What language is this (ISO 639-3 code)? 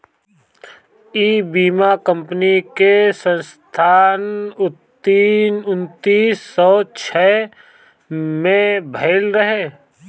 bho